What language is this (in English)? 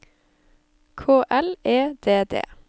Norwegian